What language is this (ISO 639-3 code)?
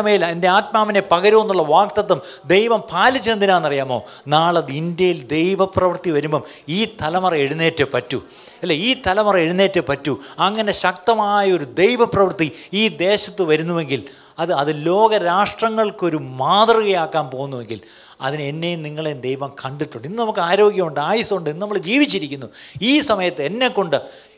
mal